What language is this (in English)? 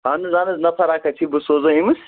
Kashmiri